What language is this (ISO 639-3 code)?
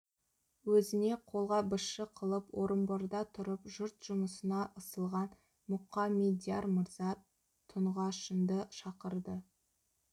kaz